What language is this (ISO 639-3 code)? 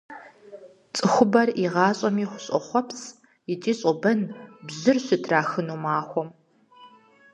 kbd